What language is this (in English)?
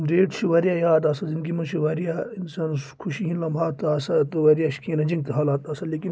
Kashmiri